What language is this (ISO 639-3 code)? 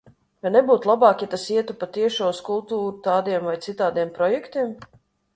lav